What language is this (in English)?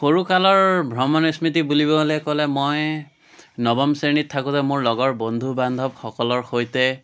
Assamese